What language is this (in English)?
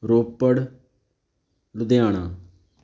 Punjabi